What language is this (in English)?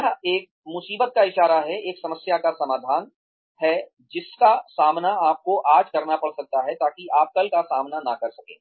Hindi